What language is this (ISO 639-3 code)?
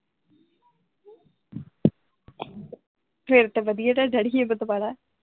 pan